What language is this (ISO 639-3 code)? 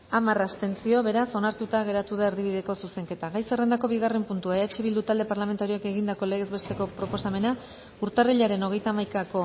eus